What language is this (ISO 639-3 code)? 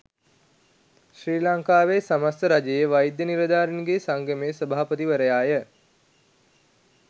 sin